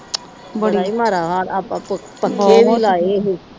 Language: Punjabi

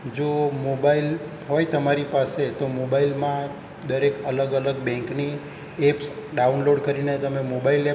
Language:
Gujarati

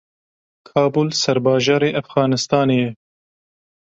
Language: Kurdish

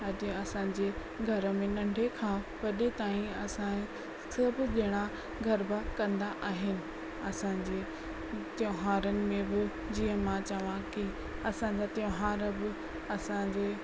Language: Sindhi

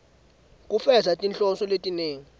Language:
Swati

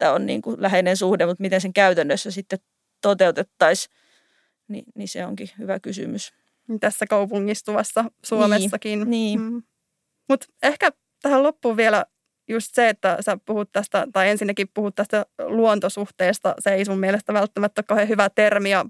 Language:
Finnish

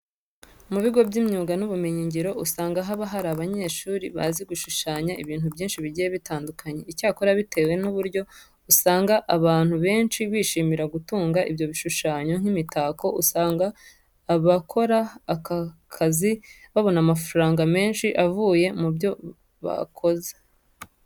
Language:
Kinyarwanda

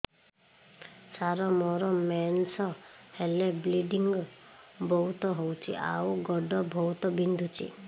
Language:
Odia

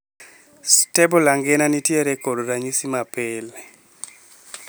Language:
Luo (Kenya and Tanzania)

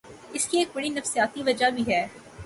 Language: Urdu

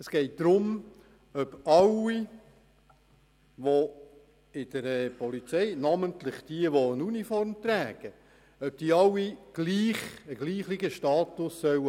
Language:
Swiss German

